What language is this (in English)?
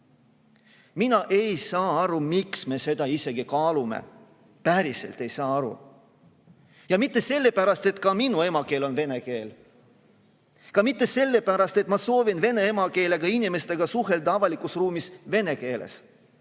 Estonian